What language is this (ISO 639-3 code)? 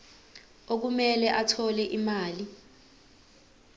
zul